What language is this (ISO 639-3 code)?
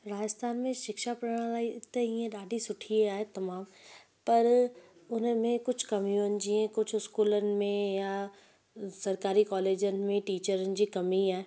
snd